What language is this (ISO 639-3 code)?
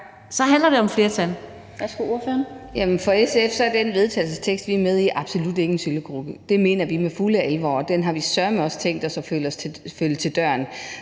dan